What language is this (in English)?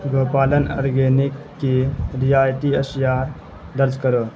Urdu